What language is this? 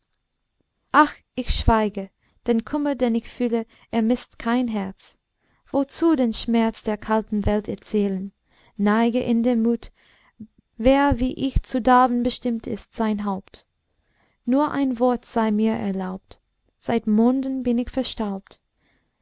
German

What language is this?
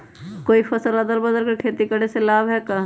Magahi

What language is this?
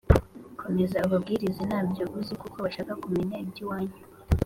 Kinyarwanda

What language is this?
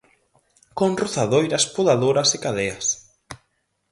Galician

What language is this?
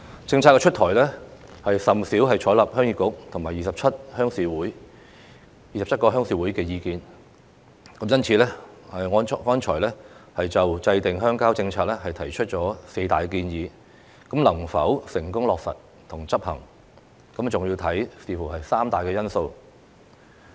Cantonese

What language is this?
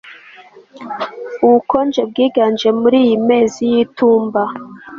Kinyarwanda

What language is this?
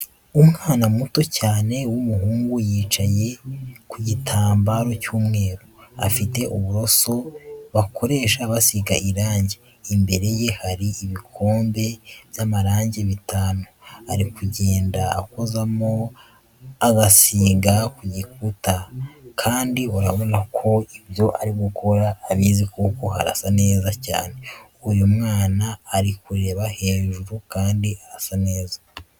Kinyarwanda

